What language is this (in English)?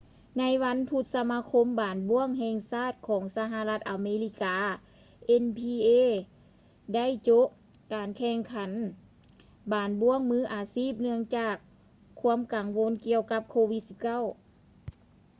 Lao